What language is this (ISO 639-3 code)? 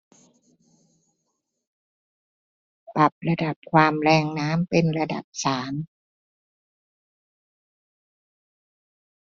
tha